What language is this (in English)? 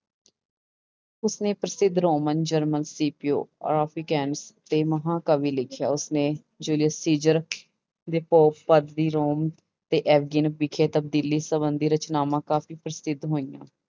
Punjabi